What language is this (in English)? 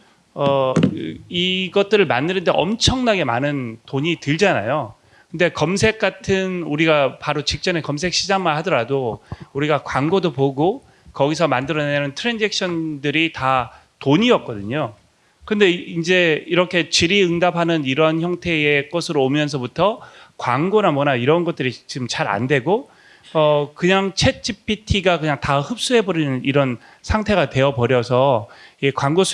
Korean